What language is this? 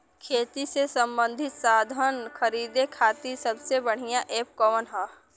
Bhojpuri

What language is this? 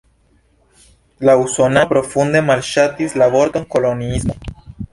Esperanto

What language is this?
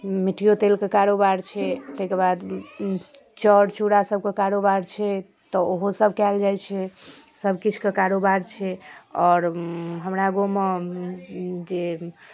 Maithili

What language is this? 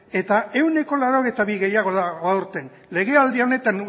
Basque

